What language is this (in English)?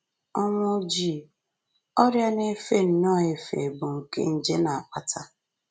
Igbo